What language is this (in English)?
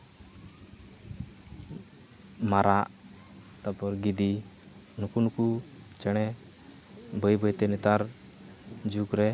Santali